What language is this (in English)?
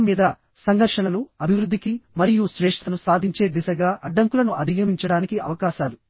Telugu